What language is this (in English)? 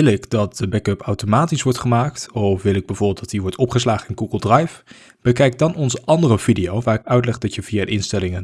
Dutch